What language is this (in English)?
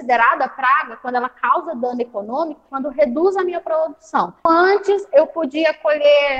Portuguese